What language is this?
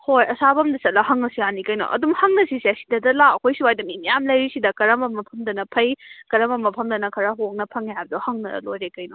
Manipuri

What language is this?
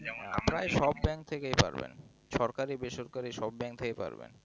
Bangla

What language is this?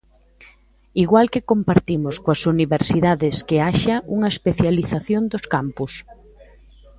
Galician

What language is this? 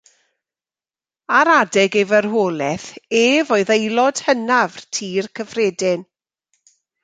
Welsh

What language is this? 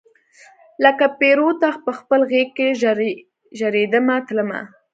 Pashto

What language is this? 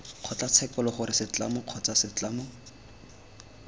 Tswana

